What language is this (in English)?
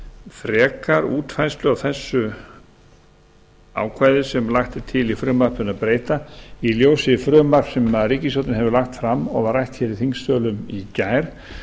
Icelandic